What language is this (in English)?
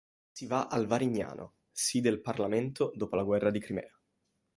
Italian